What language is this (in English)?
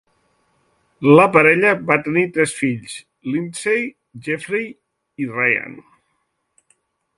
Catalan